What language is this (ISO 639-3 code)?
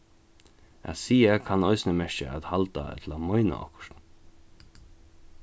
fao